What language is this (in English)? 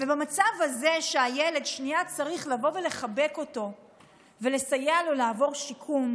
Hebrew